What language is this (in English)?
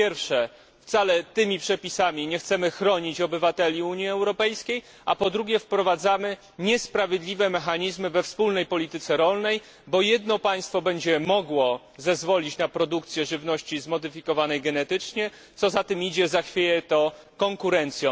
Polish